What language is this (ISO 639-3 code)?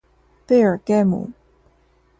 zho